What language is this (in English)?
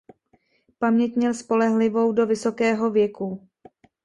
Czech